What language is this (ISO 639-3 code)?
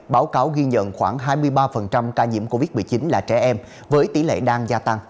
vie